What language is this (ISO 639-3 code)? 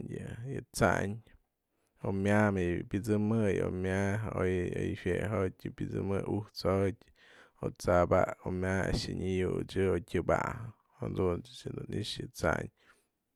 mzl